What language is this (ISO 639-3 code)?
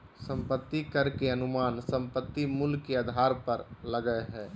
mag